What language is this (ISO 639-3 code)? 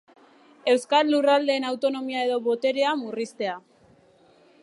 eus